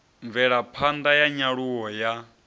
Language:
Venda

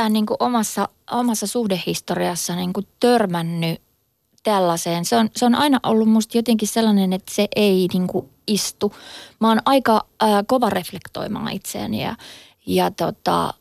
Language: Finnish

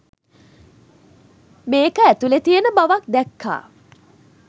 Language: Sinhala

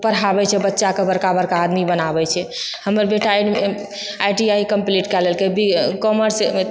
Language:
Maithili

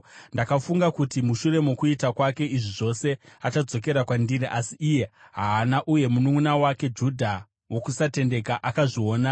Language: Shona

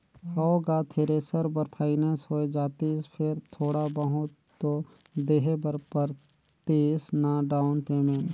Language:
Chhattisgarhi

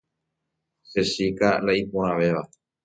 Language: Guarani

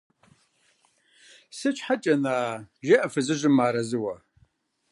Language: Kabardian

